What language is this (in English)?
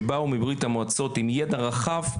Hebrew